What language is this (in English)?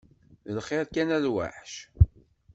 Kabyle